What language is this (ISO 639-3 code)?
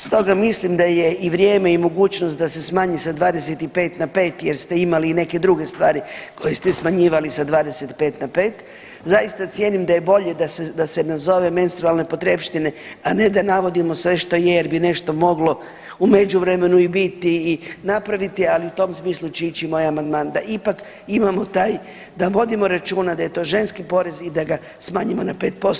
hrv